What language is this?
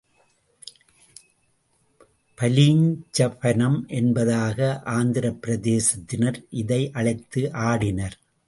Tamil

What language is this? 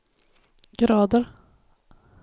Swedish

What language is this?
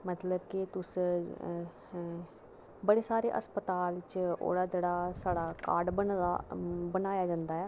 Dogri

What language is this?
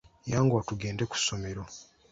Ganda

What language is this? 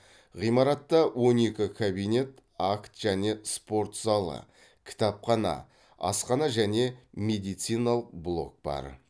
Kazakh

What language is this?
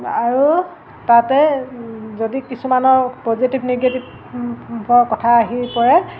Assamese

